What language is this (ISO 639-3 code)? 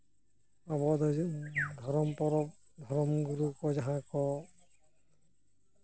sat